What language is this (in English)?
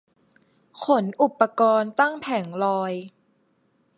Thai